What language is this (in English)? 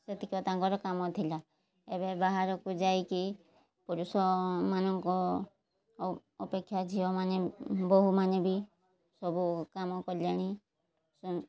Odia